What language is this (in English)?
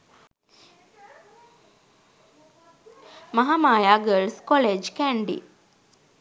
Sinhala